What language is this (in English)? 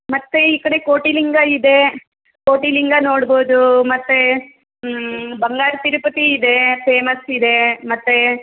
Kannada